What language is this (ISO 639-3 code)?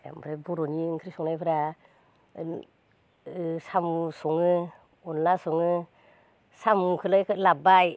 brx